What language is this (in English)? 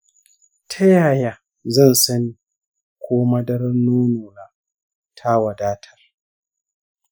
Hausa